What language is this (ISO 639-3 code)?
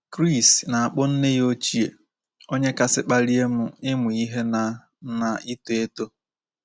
ibo